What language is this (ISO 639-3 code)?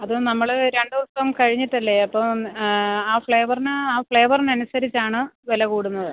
mal